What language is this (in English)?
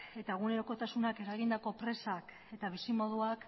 Basque